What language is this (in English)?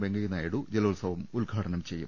Malayalam